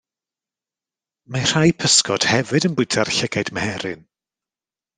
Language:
Welsh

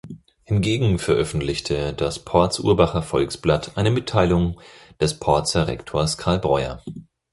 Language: German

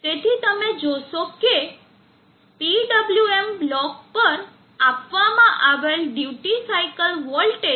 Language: Gujarati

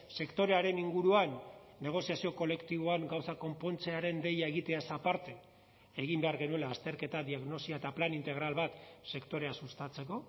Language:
Basque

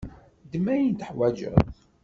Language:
Kabyle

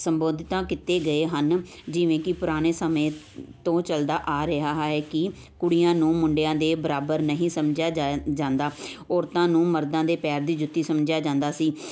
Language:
Punjabi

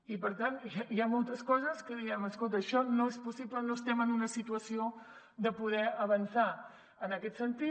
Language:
Catalan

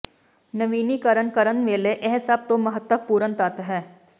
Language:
Punjabi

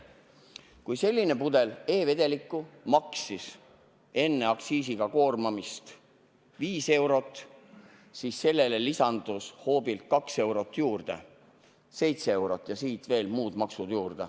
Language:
Estonian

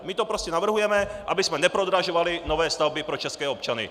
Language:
Czech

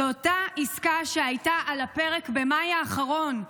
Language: Hebrew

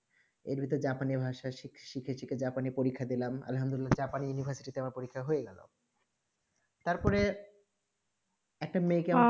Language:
Bangla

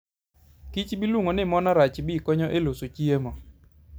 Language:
Luo (Kenya and Tanzania)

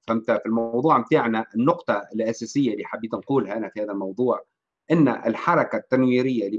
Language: Arabic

